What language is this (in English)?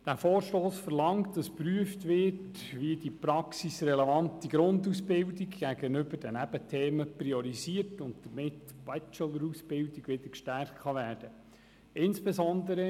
Swiss German